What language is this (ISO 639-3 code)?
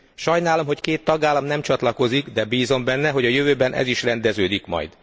hun